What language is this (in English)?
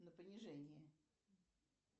Russian